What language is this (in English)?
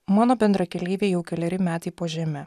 Lithuanian